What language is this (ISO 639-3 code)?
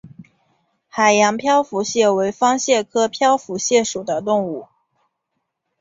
zho